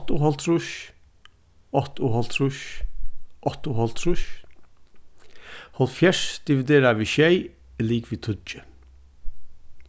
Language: Faroese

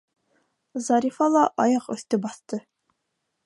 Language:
Bashkir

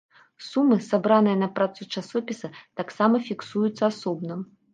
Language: Belarusian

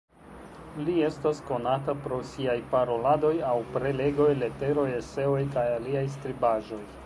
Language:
Esperanto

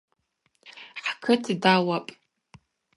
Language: Abaza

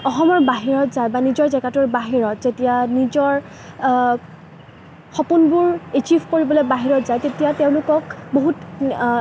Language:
Assamese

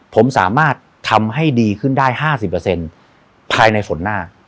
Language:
Thai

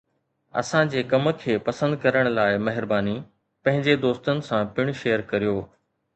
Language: Sindhi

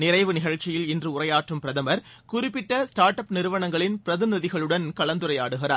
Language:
Tamil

